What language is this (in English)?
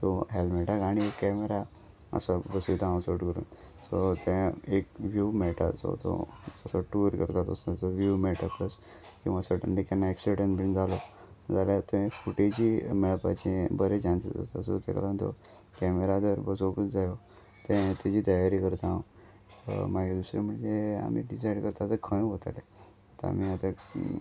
Konkani